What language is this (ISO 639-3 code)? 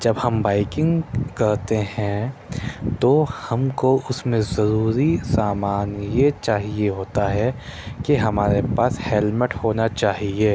urd